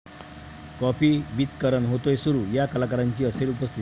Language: Marathi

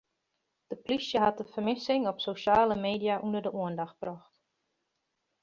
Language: Western Frisian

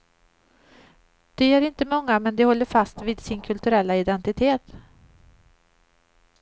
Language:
Swedish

